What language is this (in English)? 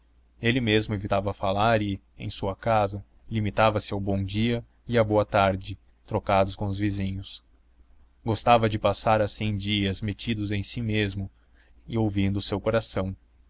Portuguese